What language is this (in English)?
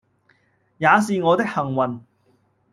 Cantonese